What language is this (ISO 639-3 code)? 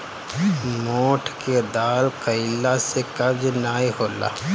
bho